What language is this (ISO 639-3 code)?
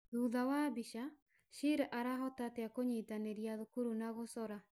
kik